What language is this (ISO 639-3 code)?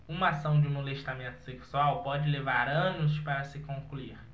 por